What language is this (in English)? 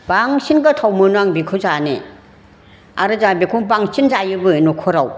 Bodo